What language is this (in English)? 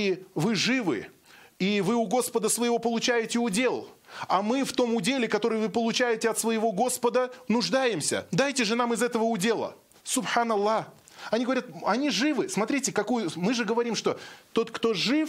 Russian